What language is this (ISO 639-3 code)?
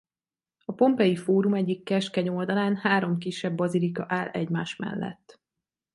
hun